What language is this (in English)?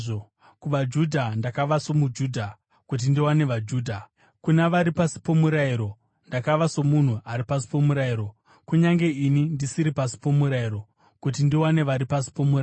Shona